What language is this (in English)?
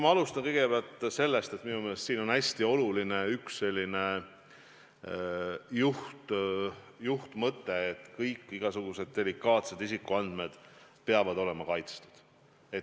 Estonian